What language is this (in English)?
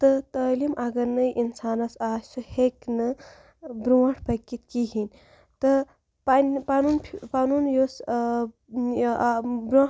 Kashmiri